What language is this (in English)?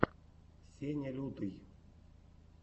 Russian